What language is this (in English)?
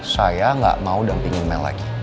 Indonesian